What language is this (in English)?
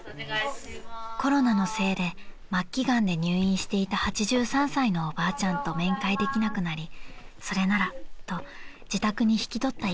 Japanese